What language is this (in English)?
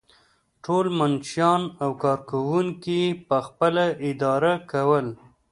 Pashto